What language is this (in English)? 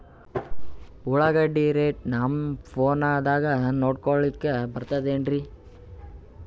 Kannada